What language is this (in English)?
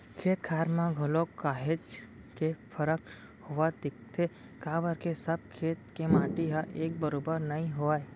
Chhattisgarhi